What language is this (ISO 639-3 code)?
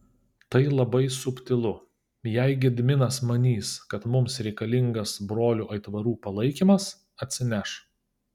lit